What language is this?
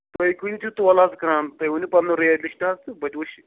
Kashmiri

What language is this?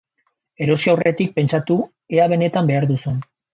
Basque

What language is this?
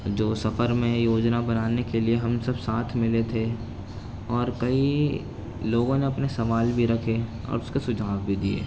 Urdu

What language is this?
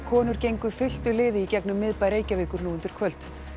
Icelandic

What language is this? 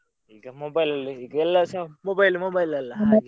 Kannada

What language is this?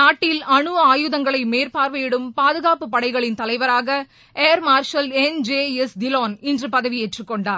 Tamil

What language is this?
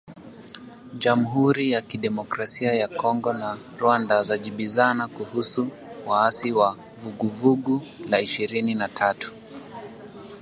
Swahili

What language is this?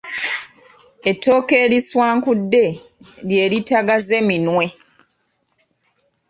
Ganda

